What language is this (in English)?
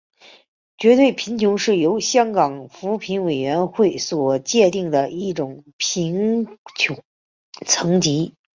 Chinese